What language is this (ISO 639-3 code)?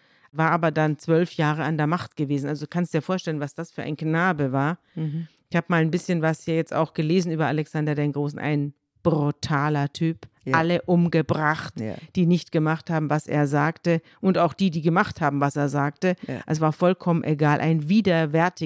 deu